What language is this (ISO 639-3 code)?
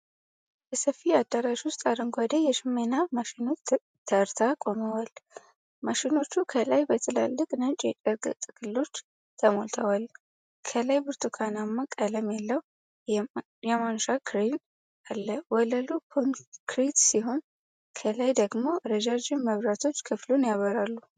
amh